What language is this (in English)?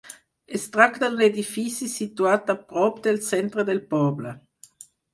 Catalan